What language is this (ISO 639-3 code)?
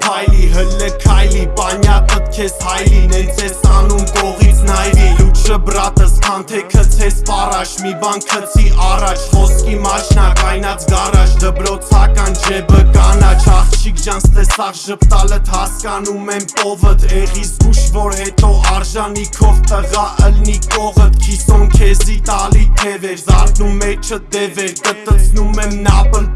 hye